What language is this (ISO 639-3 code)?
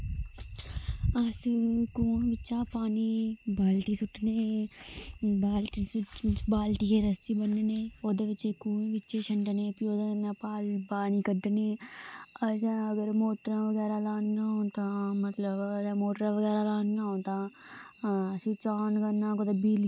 doi